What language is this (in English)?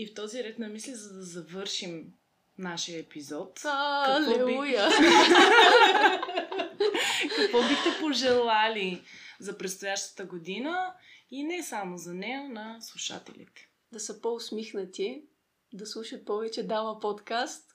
Bulgarian